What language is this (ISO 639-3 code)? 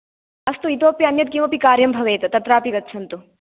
san